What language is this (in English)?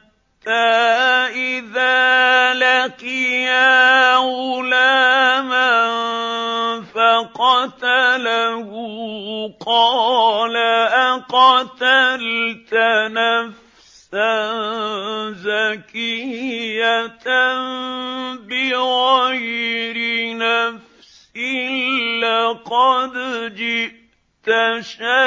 Arabic